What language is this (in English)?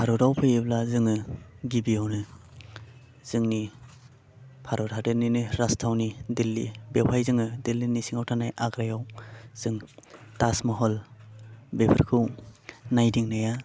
Bodo